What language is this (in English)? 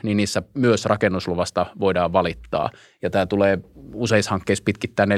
Finnish